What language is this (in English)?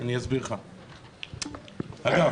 Hebrew